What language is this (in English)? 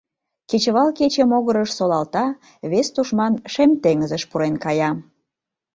Mari